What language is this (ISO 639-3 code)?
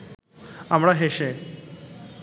ben